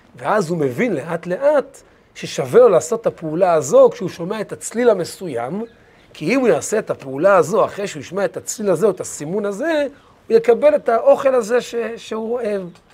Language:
Hebrew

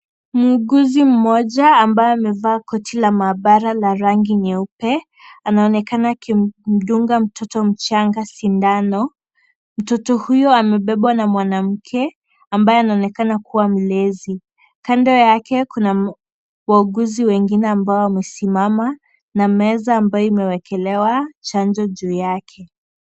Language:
Swahili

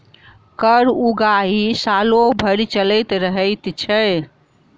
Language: Maithili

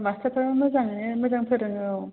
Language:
Bodo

